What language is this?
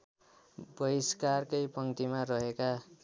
Nepali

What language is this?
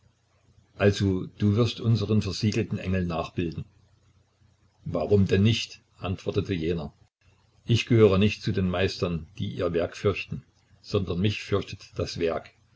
German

